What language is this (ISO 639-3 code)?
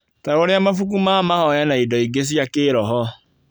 kik